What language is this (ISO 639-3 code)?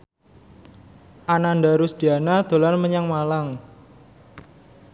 jav